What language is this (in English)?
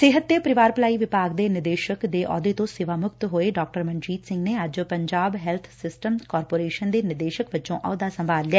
Punjabi